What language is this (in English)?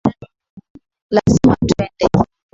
Swahili